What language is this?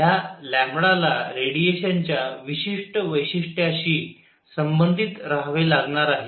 Marathi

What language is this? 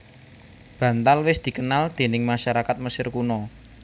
Javanese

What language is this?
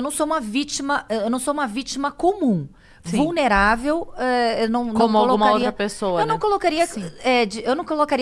Portuguese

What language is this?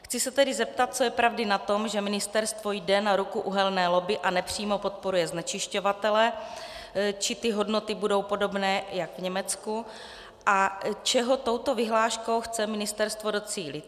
Czech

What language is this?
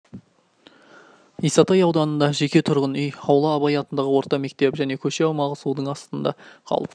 Kazakh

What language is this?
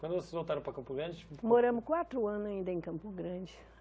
Portuguese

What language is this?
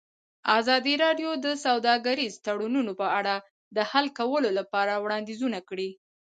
Pashto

